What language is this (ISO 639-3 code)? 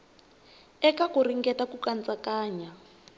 tso